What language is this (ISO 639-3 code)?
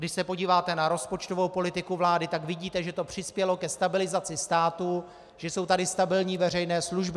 ces